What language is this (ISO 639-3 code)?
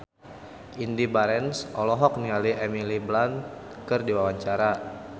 sun